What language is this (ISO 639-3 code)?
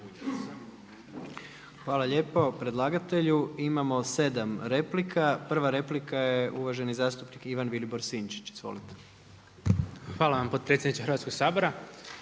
hrv